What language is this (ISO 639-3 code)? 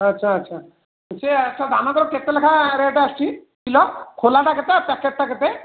ori